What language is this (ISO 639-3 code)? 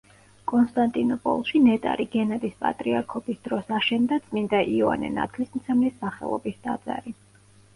kat